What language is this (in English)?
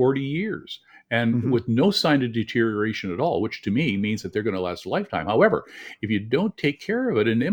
English